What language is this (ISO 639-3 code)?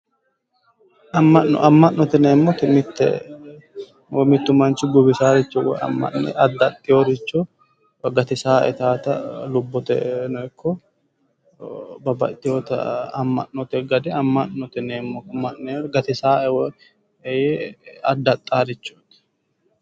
sid